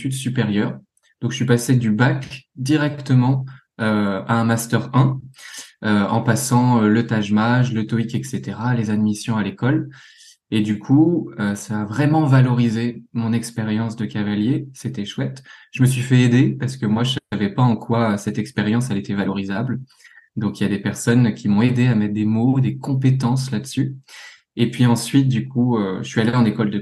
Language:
French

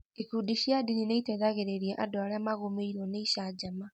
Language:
Kikuyu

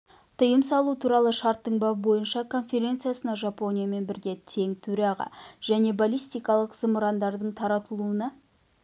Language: Kazakh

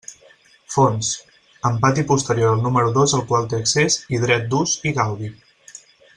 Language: Catalan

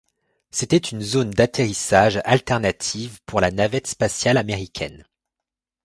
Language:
French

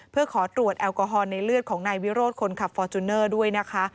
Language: Thai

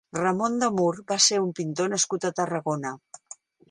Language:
Catalan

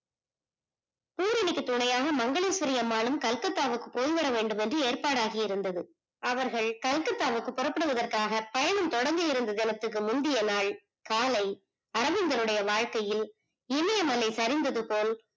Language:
Tamil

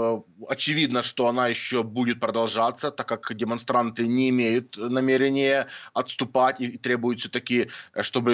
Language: Russian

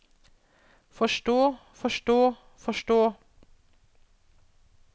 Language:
Norwegian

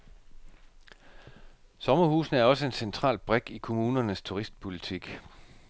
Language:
Danish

